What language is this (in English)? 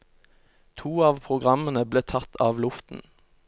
Norwegian